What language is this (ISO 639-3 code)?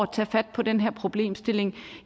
dan